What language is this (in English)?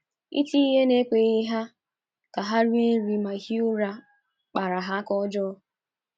Igbo